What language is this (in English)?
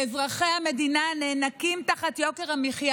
Hebrew